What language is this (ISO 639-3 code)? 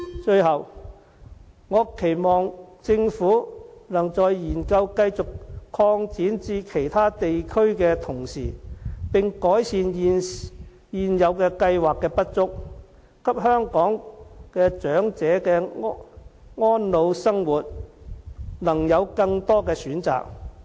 yue